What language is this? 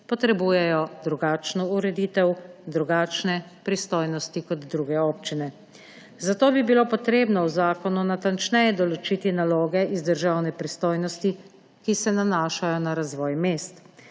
Slovenian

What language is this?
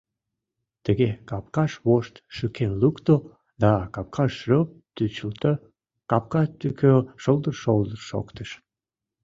Mari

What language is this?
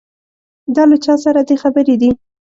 Pashto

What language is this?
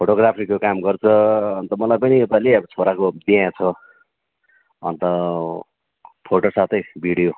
Nepali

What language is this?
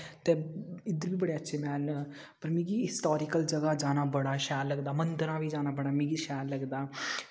Dogri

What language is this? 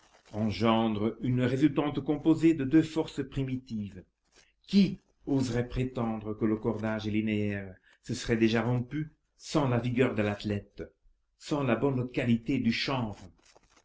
French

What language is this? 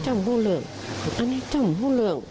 Thai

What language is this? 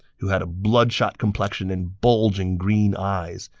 English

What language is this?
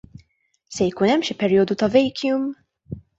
Maltese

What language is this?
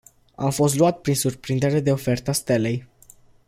Romanian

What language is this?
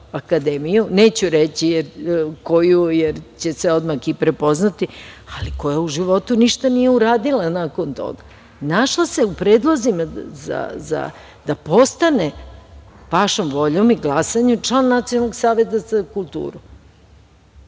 Serbian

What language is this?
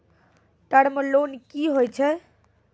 Maithili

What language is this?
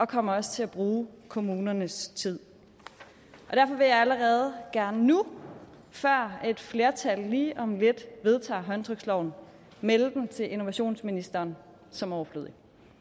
Danish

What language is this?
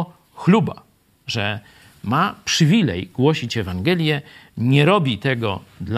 Polish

